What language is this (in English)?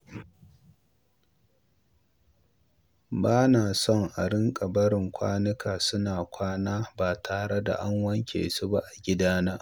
Hausa